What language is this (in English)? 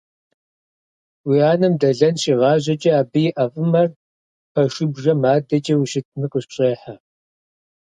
Kabardian